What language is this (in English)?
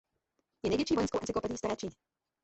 Czech